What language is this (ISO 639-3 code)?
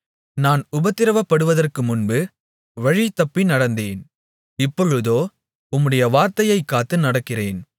tam